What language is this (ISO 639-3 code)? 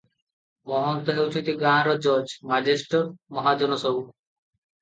ori